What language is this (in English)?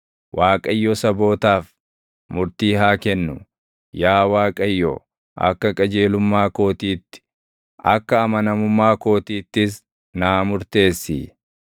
Oromo